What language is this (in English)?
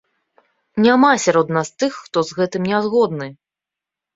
Belarusian